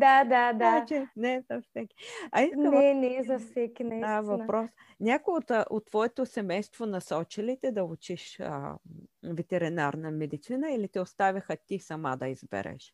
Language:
Bulgarian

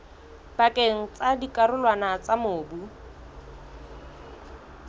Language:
Southern Sotho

